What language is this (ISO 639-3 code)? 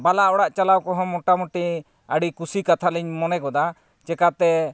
sat